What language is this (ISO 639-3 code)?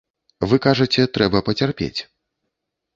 bel